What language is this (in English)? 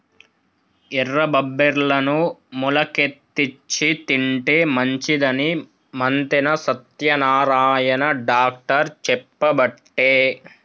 Telugu